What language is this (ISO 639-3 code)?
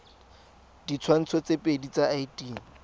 tsn